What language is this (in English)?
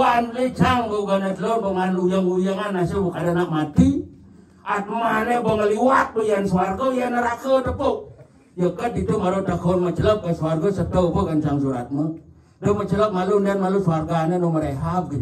Indonesian